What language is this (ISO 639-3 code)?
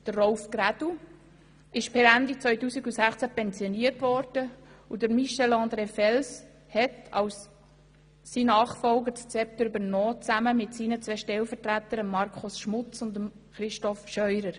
gsw